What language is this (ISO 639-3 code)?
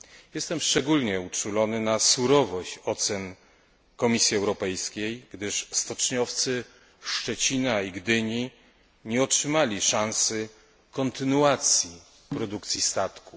pol